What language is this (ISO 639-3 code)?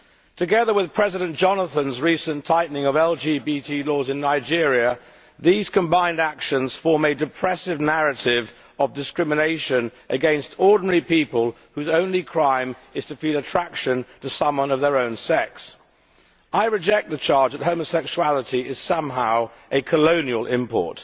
eng